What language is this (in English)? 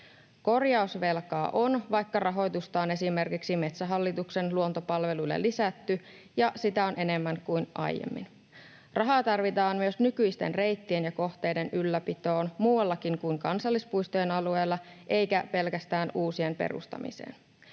Finnish